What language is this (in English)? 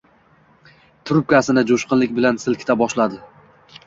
Uzbek